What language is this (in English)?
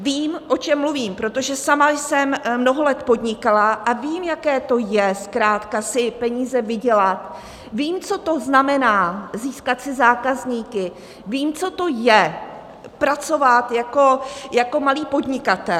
Czech